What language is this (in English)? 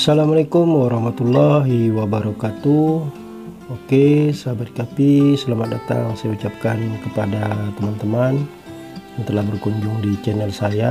Indonesian